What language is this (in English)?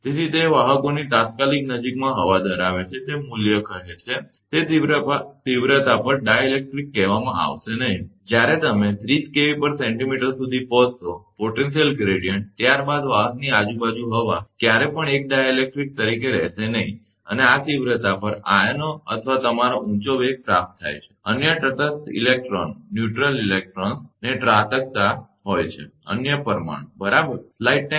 Gujarati